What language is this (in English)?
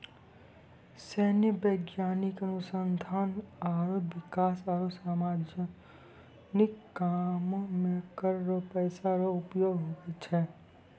Maithili